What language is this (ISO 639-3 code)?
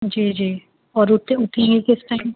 urd